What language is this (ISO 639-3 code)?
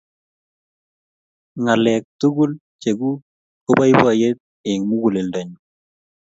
kln